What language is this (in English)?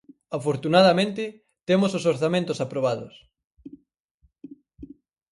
Galician